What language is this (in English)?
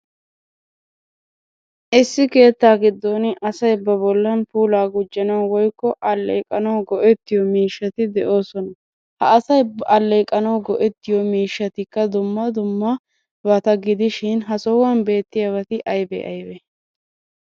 Wolaytta